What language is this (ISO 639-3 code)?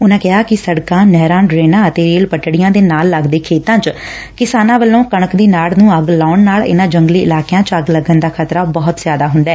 pan